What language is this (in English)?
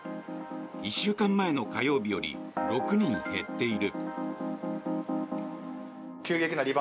Japanese